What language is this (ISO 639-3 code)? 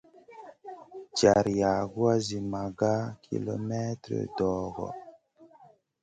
mcn